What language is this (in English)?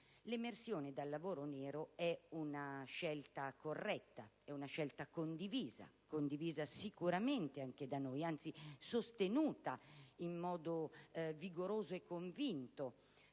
Italian